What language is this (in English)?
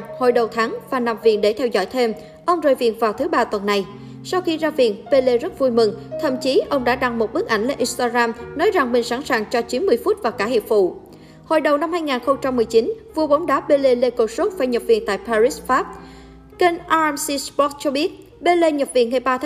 Vietnamese